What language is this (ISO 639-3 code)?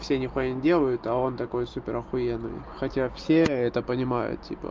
rus